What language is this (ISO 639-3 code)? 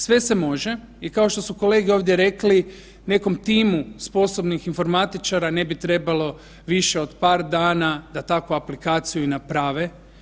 hrv